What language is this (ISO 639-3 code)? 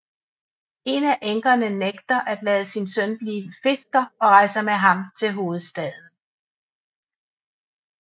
dan